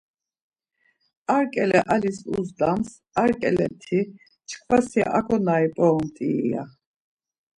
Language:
Laz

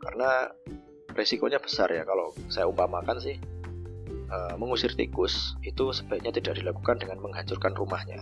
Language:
Indonesian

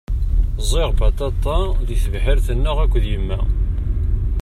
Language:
Kabyle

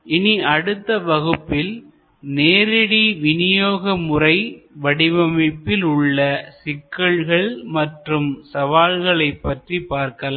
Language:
Tamil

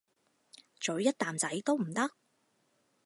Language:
Cantonese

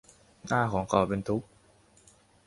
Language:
Thai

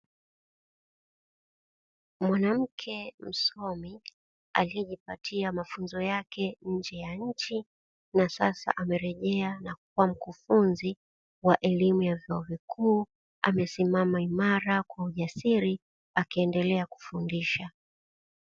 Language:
Swahili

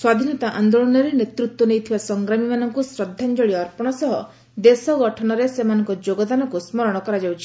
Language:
Odia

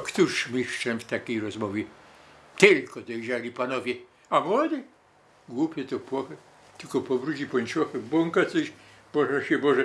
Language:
Polish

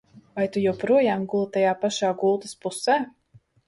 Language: Latvian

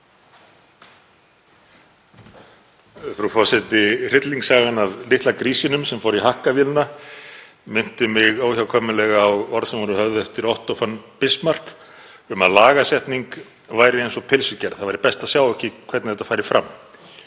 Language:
Icelandic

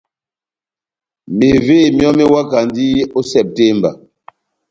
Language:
Batanga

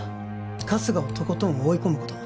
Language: Japanese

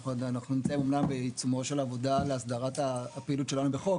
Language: Hebrew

